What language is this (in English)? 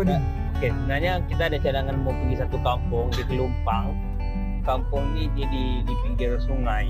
Malay